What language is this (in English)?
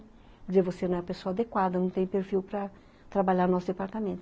Portuguese